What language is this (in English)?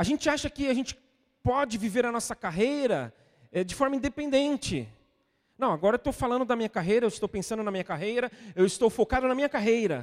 Portuguese